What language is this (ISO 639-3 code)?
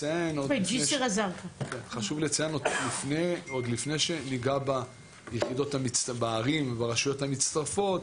heb